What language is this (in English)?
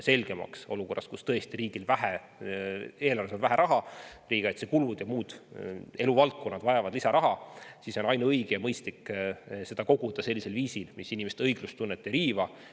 Estonian